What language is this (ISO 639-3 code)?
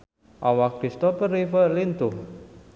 sun